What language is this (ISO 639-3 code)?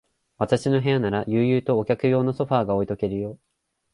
jpn